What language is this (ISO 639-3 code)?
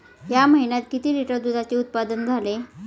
mar